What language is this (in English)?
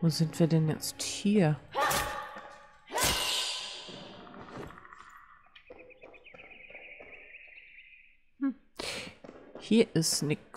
German